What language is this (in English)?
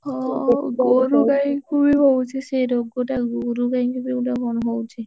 Odia